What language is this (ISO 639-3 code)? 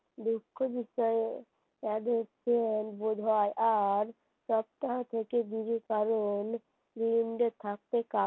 ben